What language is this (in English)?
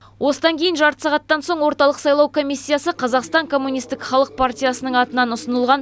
Kazakh